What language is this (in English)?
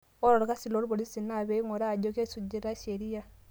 Masai